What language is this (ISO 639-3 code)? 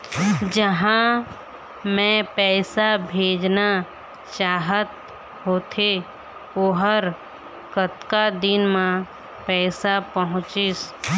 hne